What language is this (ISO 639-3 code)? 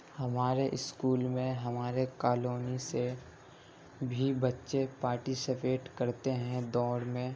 urd